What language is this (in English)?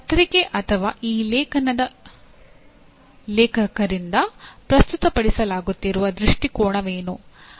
Kannada